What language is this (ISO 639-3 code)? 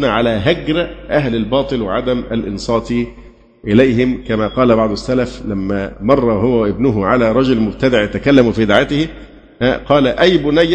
ara